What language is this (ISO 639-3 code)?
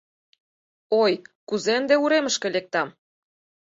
chm